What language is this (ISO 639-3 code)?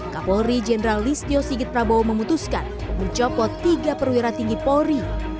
ind